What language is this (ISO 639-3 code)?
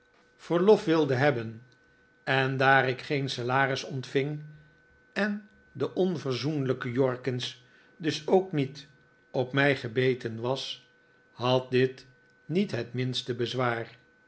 nld